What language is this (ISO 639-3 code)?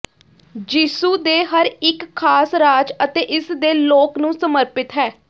pan